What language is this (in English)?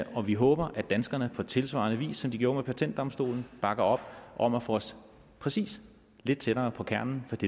Danish